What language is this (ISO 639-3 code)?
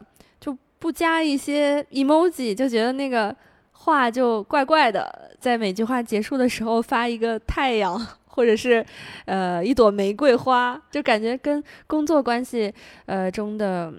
zho